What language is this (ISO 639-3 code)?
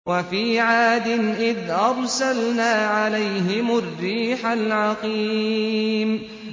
ara